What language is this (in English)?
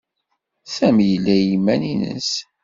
Kabyle